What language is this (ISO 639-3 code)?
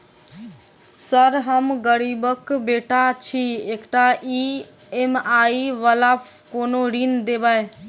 mai